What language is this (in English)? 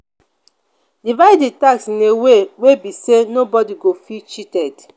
Nigerian Pidgin